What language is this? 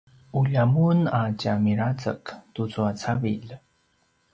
Paiwan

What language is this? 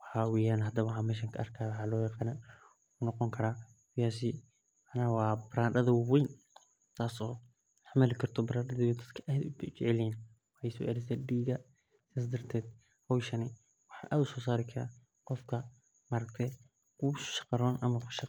Somali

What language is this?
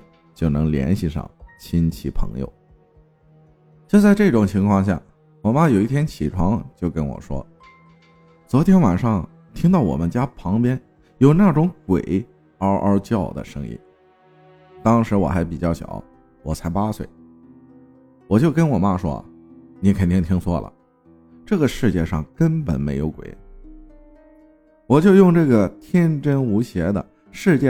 Chinese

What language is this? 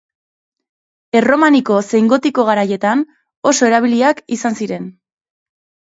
Basque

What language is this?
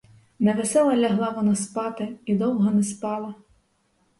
Ukrainian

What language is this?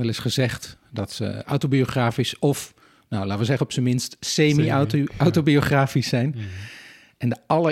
Dutch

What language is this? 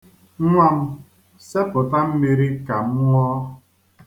Igbo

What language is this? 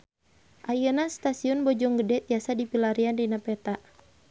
Sundanese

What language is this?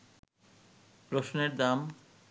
Bangla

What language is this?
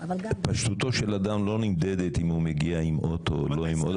Hebrew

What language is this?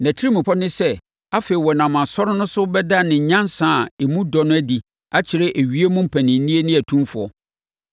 Akan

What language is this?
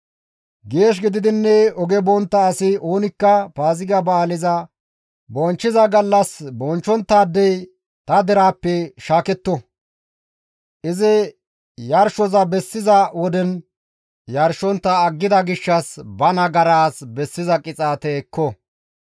Gamo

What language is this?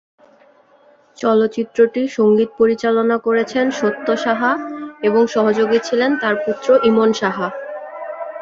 Bangla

